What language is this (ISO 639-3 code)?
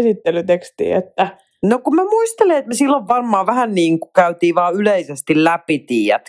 fin